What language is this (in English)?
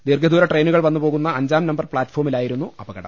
Malayalam